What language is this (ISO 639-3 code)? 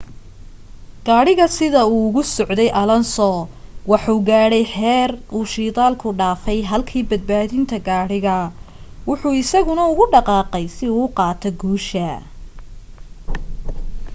som